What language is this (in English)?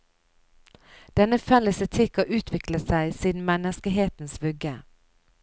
Norwegian